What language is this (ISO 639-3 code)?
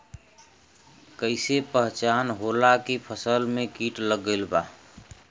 bho